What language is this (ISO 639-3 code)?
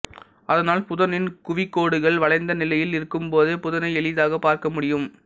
tam